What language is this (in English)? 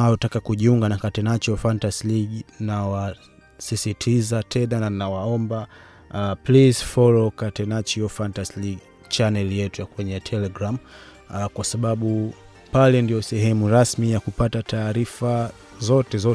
Swahili